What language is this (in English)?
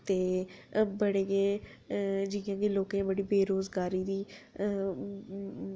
Dogri